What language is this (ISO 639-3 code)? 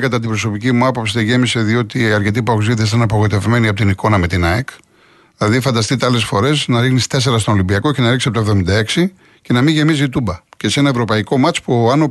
ell